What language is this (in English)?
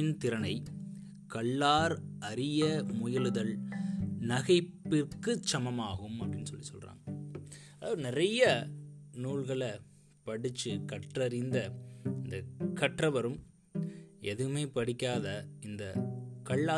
Tamil